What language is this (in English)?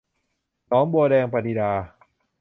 Thai